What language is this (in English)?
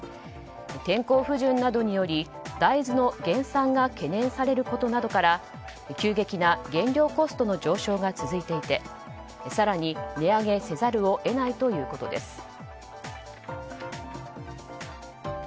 Japanese